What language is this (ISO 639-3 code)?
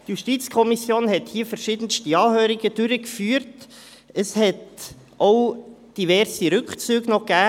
gsw